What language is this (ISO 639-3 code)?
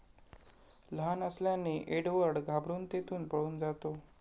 mar